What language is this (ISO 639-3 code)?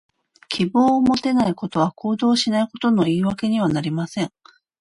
jpn